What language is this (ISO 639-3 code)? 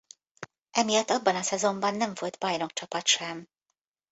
hun